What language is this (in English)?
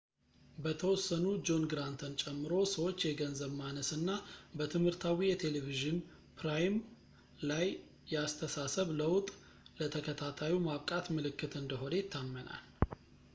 Amharic